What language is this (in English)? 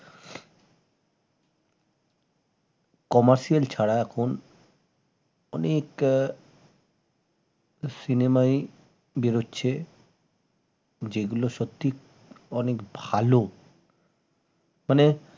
Bangla